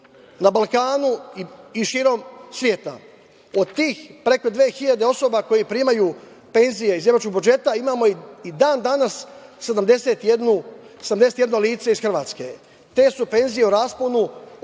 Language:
Serbian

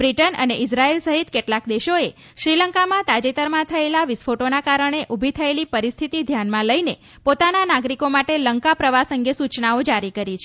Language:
Gujarati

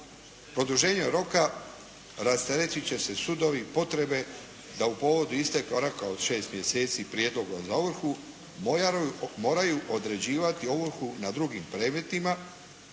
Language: Croatian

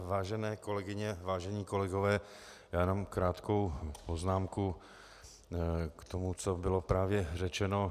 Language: Czech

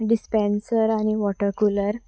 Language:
Konkani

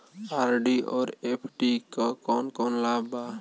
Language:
Bhojpuri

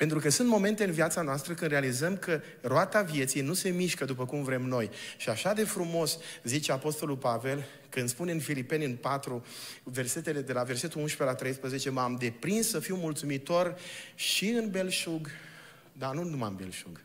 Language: Romanian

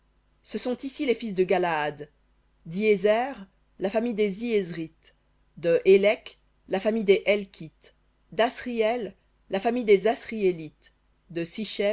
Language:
French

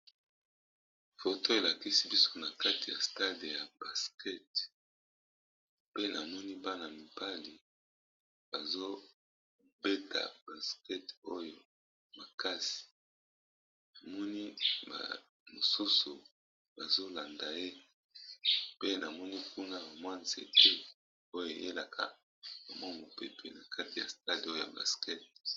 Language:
Lingala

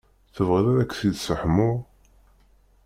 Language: Kabyle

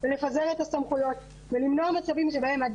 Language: Hebrew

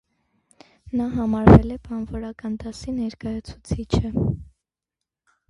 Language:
Armenian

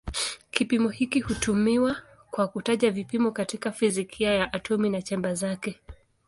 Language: Swahili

